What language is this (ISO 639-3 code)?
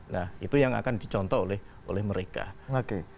ind